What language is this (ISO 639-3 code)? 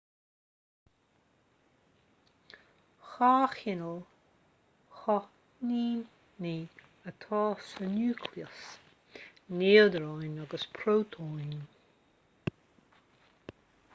gle